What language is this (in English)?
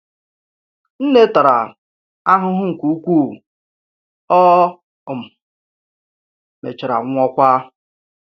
Igbo